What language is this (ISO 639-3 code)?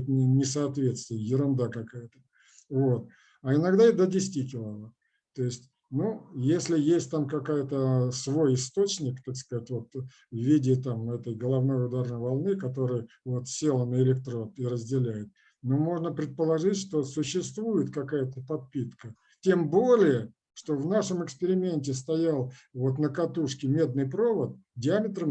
rus